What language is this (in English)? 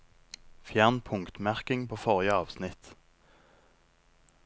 Norwegian